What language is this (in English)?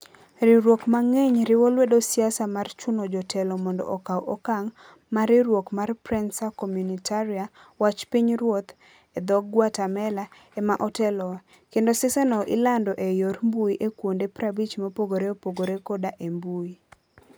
Luo (Kenya and Tanzania)